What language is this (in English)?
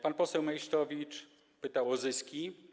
Polish